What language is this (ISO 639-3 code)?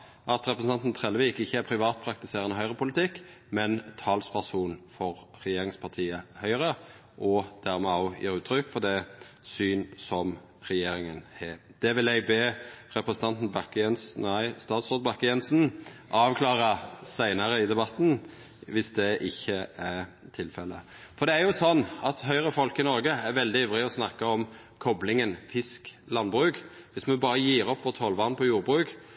nno